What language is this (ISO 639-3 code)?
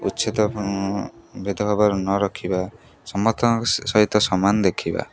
ori